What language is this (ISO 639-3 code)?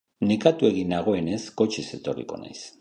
eus